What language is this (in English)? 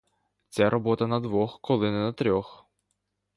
Ukrainian